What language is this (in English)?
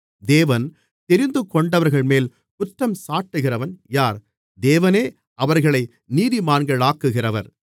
Tamil